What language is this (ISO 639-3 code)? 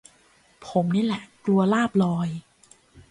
tha